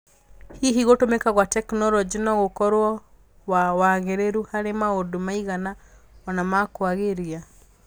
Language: Kikuyu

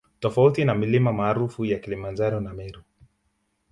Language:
Swahili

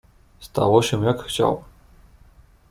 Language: Polish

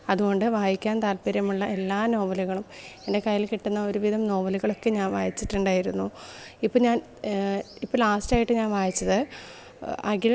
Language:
Malayalam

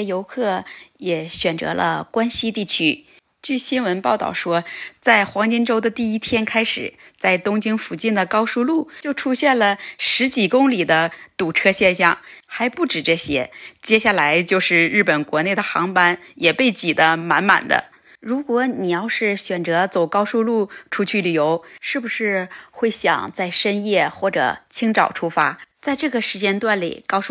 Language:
Chinese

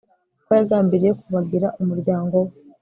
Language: Kinyarwanda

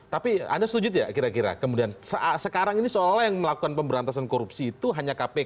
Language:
Indonesian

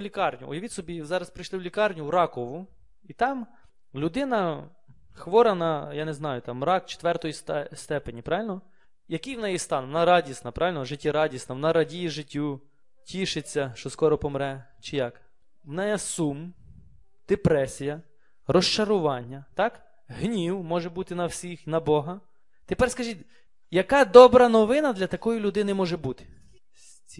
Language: Ukrainian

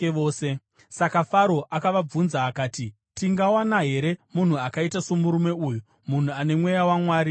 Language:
Shona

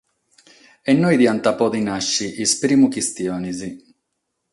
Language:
Sardinian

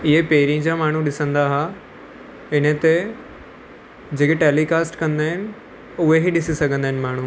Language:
Sindhi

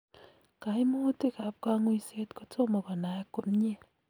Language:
Kalenjin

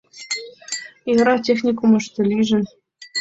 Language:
Mari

